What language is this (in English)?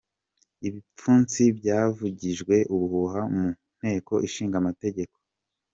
Kinyarwanda